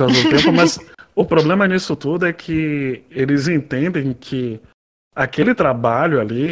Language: Portuguese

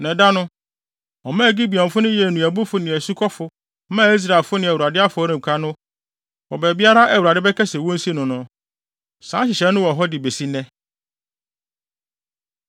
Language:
Akan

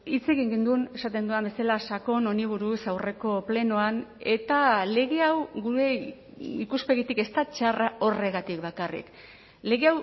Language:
Basque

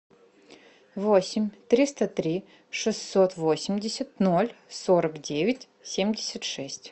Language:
Russian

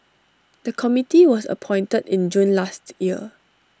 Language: English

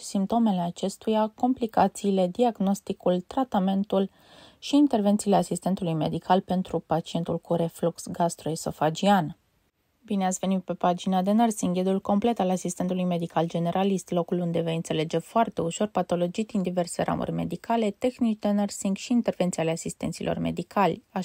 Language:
Romanian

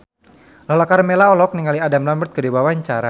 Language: Sundanese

